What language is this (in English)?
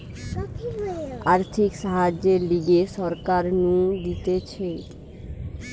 Bangla